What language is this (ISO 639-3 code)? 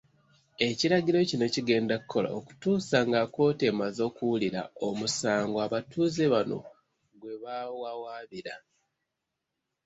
lug